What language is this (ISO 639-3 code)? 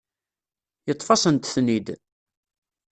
kab